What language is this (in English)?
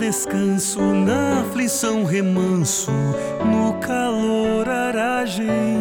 Portuguese